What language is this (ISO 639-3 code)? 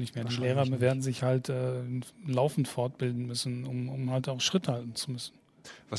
deu